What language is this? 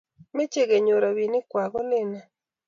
Kalenjin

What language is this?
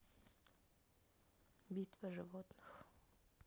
Russian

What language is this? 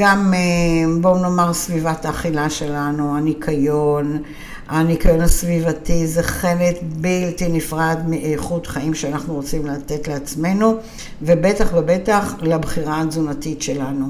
Hebrew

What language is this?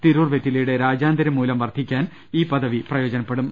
Malayalam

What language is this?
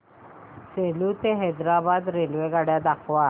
Marathi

